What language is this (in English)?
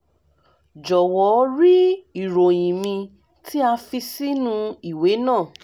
Yoruba